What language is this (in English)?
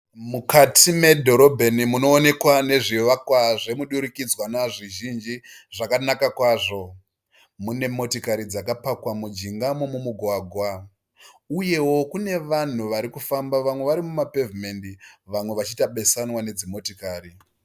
Shona